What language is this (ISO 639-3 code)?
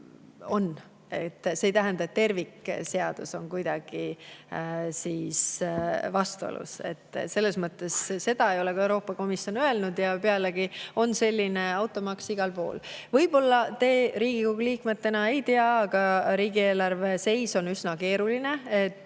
est